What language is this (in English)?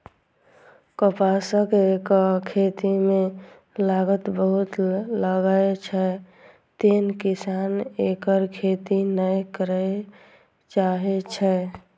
Maithili